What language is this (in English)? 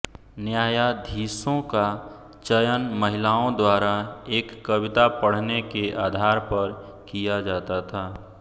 Hindi